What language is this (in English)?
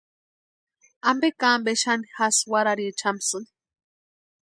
Western Highland Purepecha